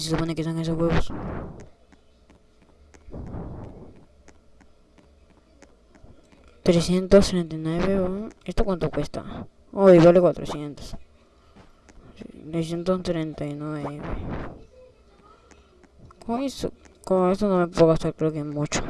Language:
Spanish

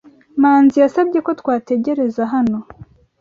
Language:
Kinyarwanda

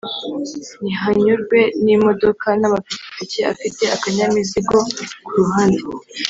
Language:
Kinyarwanda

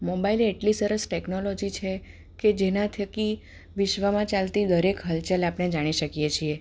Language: Gujarati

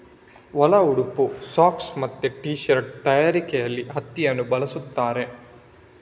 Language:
Kannada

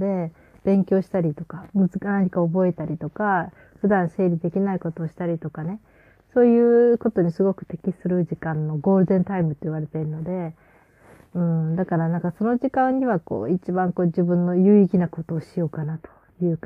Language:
Japanese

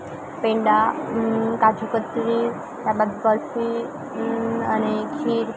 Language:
Gujarati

